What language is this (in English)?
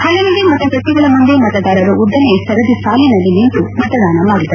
Kannada